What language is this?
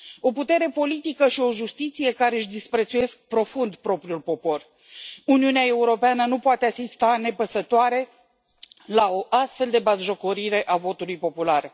Romanian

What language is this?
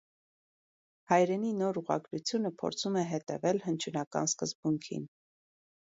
Armenian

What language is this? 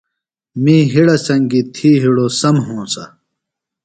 Phalura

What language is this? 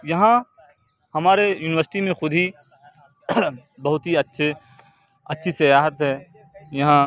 Urdu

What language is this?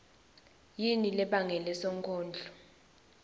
Swati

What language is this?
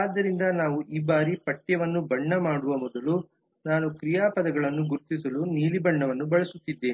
Kannada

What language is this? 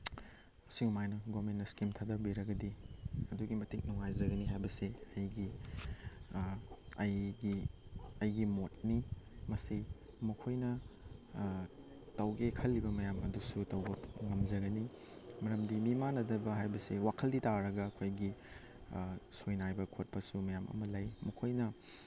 Manipuri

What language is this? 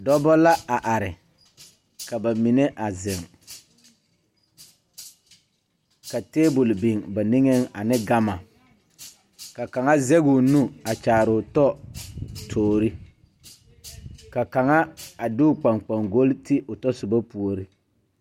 Southern Dagaare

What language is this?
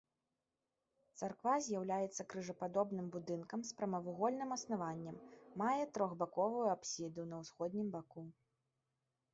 Belarusian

